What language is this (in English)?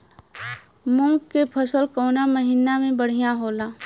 Bhojpuri